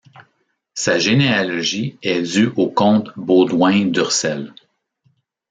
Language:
French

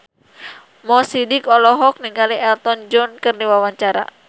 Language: Sundanese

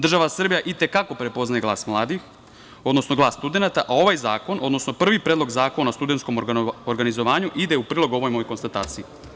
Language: Serbian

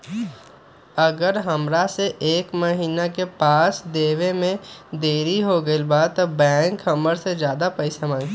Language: Magahi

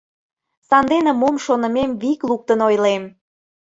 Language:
Mari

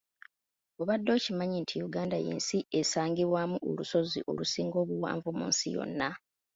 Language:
Ganda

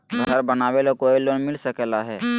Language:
Magahi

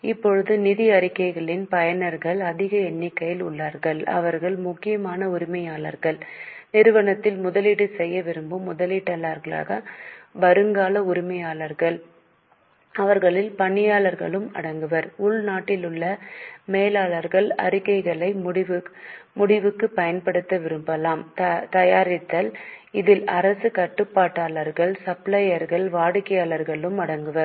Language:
Tamil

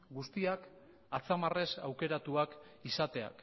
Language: Basque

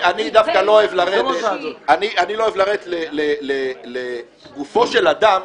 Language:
Hebrew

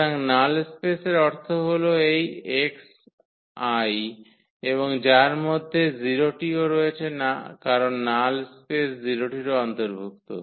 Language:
Bangla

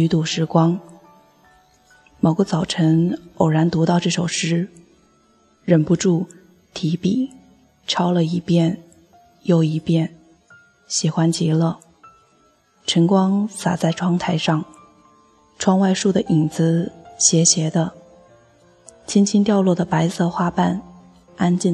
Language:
Chinese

